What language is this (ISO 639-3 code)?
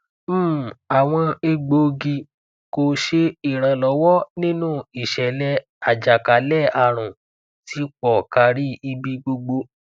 yor